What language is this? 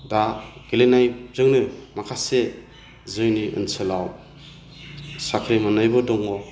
Bodo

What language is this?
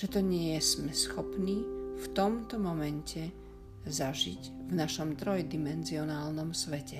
Slovak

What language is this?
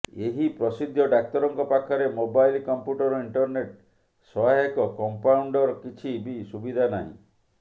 Odia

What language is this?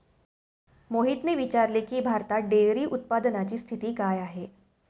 Marathi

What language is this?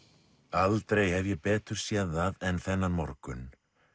Icelandic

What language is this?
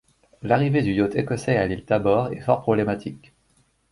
French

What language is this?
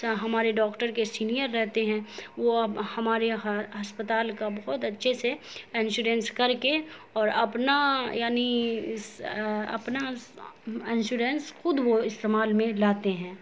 Urdu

